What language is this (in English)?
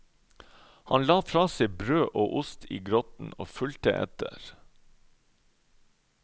Norwegian